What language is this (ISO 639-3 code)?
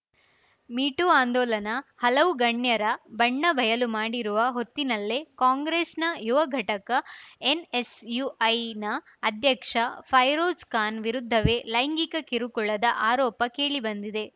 kan